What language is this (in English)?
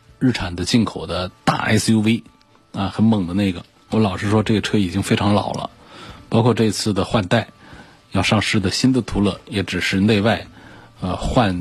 Chinese